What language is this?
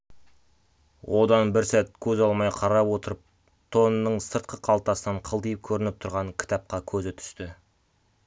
Kazakh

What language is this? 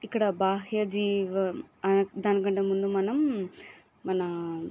Telugu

